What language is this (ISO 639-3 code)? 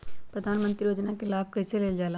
mag